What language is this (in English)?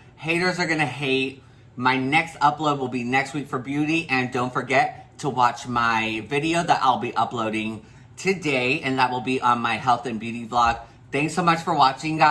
English